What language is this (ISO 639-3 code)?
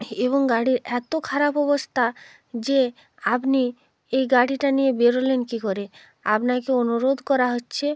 ben